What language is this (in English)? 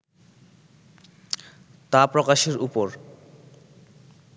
Bangla